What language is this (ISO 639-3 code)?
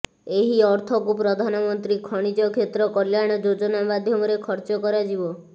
ori